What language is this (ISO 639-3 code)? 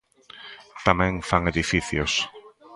glg